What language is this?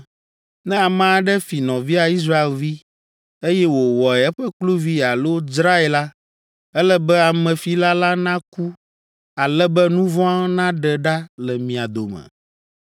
Ewe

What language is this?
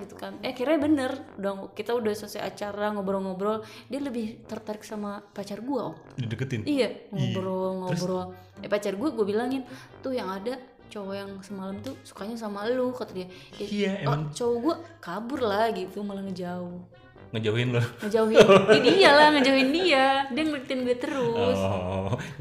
Indonesian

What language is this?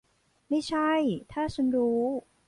Thai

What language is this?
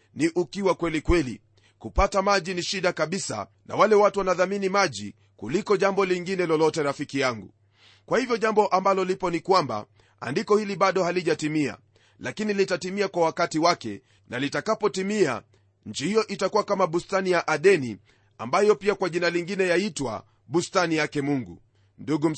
Swahili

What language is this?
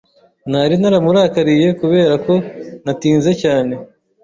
Kinyarwanda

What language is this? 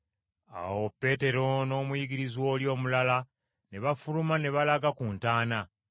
Ganda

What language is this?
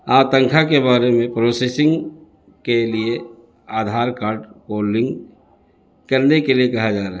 Urdu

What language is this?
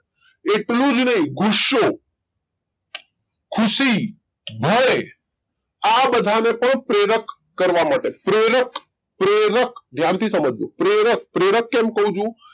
Gujarati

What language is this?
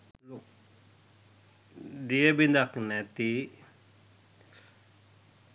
Sinhala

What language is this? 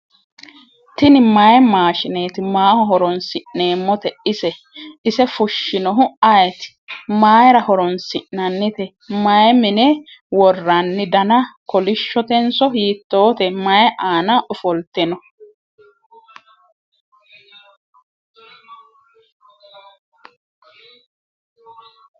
Sidamo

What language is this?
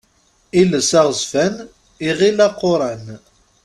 Kabyle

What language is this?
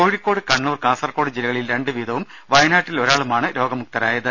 Malayalam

